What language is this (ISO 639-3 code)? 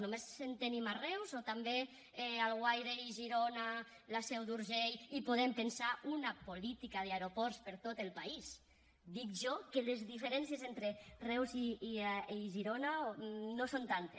cat